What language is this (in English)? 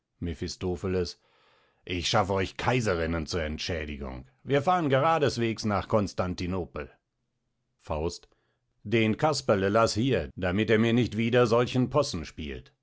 German